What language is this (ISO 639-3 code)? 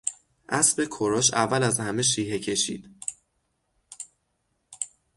fas